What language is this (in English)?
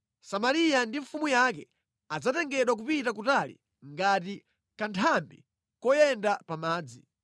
Nyanja